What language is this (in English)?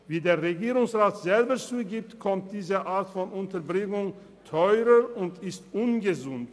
Swiss German